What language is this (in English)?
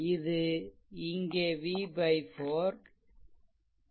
Tamil